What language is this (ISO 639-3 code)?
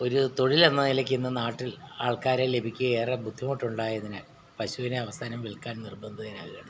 mal